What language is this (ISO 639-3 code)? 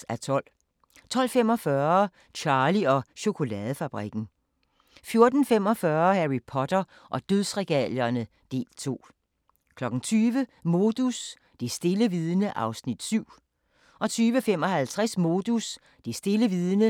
dan